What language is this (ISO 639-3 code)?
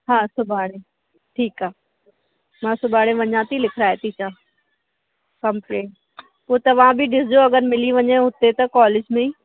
snd